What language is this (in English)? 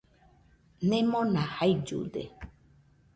Nüpode Huitoto